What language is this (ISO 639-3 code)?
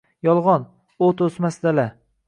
uzb